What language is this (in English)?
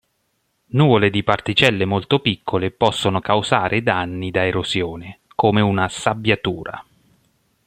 Italian